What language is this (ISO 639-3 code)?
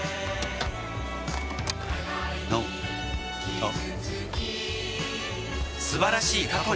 jpn